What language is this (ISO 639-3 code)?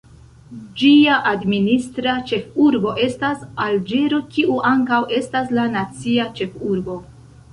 epo